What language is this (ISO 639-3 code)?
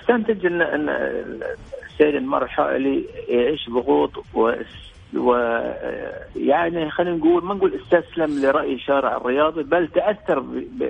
ara